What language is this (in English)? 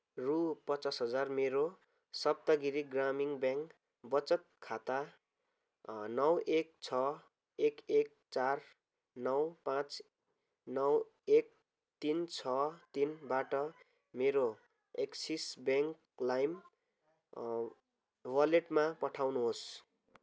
Nepali